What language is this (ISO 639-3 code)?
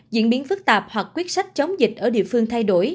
vie